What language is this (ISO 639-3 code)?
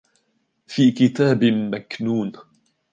ara